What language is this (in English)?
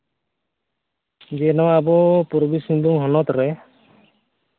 Santali